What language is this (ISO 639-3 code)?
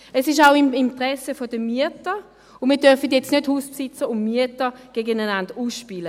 gsw